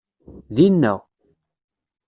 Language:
Kabyle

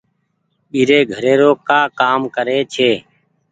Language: Goaria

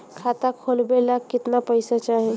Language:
Bhojpuri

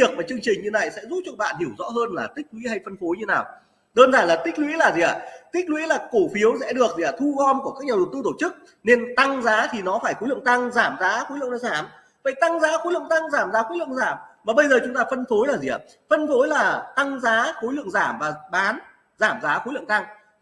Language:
Vietnamese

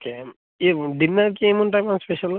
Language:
Telugu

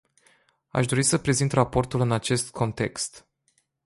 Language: Romanian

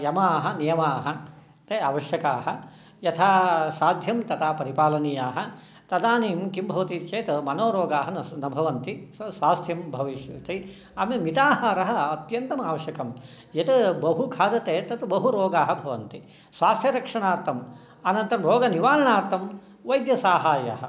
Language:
Sanskrit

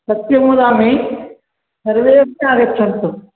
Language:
Sanskrit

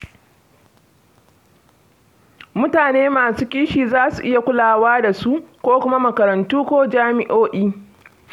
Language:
Hausa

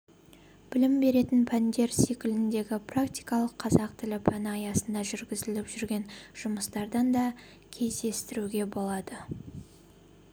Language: Kazakh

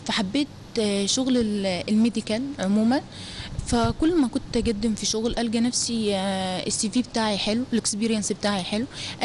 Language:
Arabic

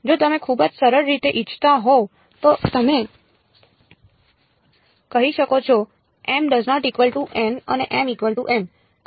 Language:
Gujarati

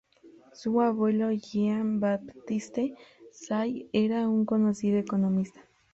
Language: Spanish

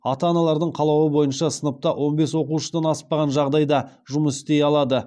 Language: Kazakh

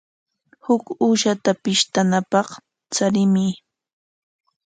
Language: Corongo Ancash Quechua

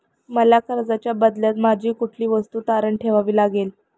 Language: Marathi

